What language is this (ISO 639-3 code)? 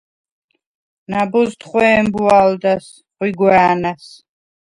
sva